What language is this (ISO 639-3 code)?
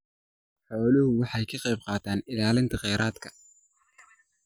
som